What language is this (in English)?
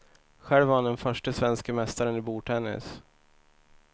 Swedish